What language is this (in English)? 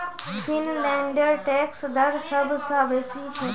Magahi